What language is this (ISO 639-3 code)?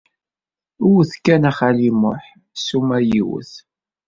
kab